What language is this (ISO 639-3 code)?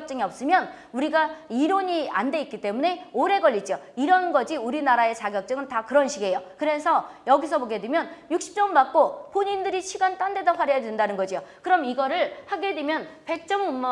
kor